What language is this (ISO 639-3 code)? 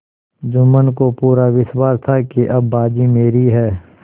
hin